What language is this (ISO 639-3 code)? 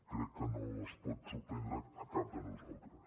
cat